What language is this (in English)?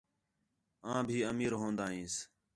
Khetrani